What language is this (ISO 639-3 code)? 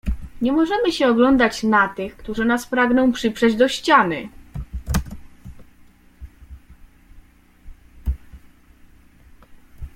pol